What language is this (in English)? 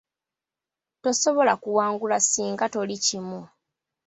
Ganda